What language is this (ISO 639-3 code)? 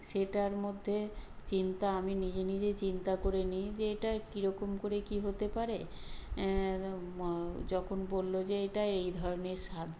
ben